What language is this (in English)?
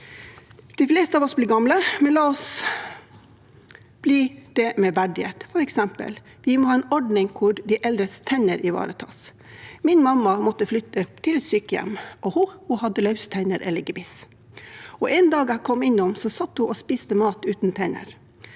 Norwegian